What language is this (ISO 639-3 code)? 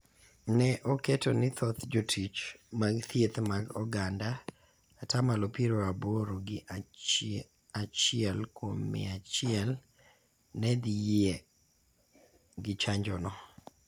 luo